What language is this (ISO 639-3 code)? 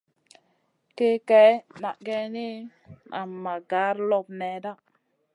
mcn